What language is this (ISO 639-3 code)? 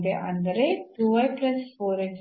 kan